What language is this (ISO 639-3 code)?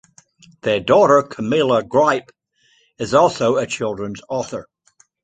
eng